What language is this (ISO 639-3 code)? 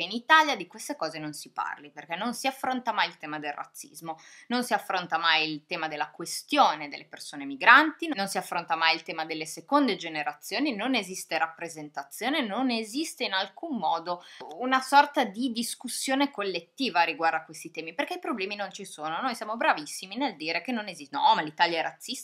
ita